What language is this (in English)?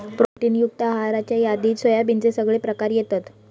Marathi